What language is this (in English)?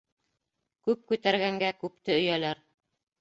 Bashkir